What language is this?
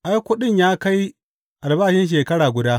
Hausa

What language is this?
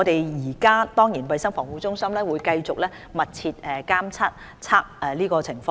Cantonese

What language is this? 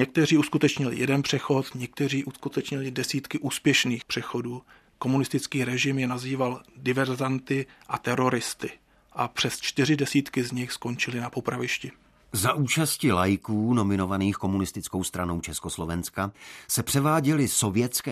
Czech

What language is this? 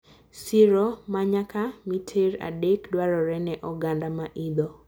Luo (Kenya and Tanzania)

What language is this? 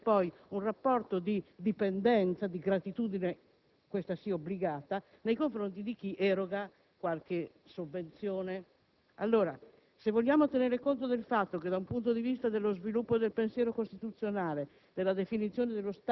Italian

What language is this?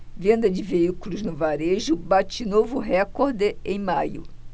Portuguese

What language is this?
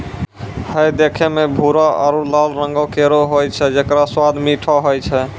Maithili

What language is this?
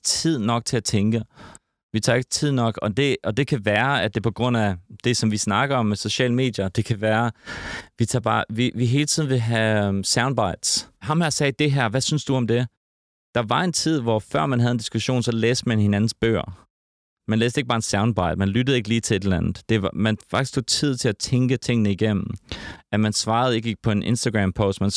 Danish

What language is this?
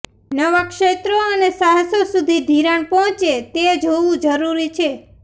Gujarati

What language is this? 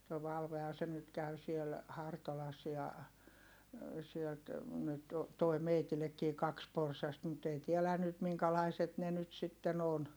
Finnish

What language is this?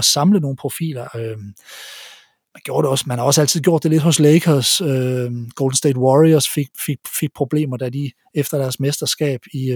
Danish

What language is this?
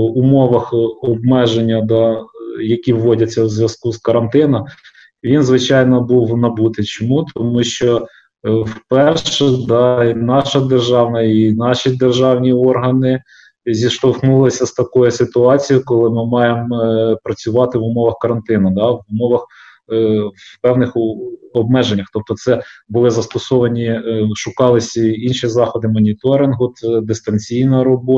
Ukrainian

